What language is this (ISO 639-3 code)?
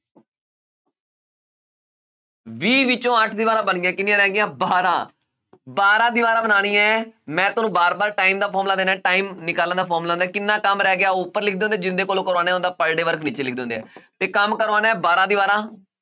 pan